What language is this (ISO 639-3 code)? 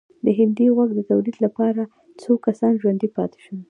pus